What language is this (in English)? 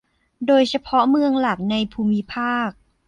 Thai